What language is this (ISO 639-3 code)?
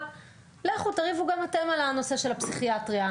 heb